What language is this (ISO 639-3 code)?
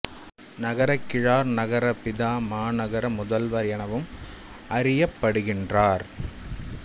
tam